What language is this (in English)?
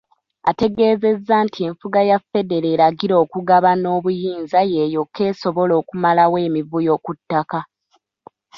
Ganda